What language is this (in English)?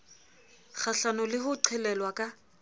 Southern Sotho